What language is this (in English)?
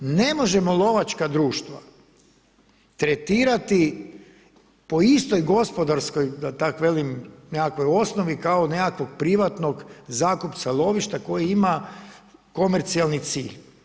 Croatian